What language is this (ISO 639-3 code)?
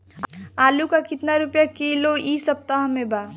bho